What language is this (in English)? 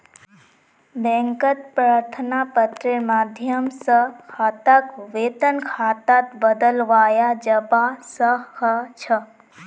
Magahi